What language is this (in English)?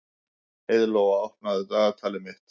Icelandic